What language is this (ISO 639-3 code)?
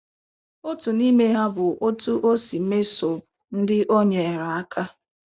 ibo